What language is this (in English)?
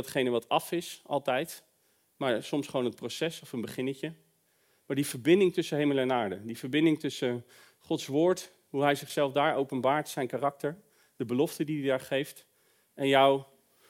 Dutch